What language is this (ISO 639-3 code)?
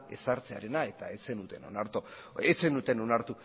eus